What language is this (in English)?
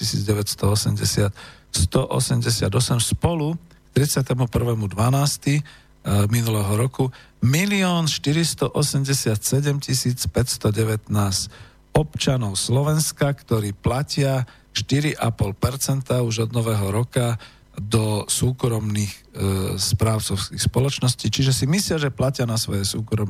Slovak